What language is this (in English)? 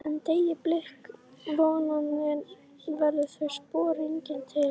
Icelandic